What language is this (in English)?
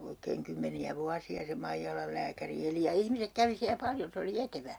Finnish